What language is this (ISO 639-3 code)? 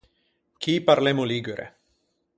lij